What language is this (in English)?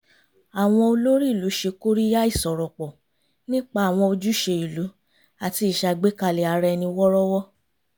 Yoruba